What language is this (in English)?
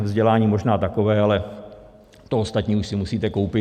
Czech